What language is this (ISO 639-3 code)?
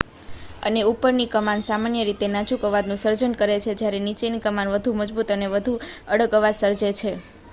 guj